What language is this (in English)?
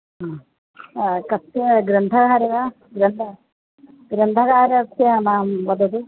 Sanskrit